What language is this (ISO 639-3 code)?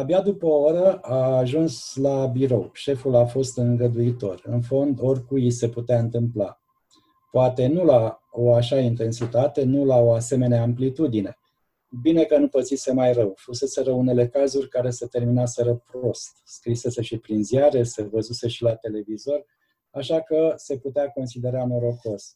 ron